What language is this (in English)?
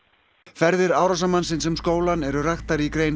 Icelandic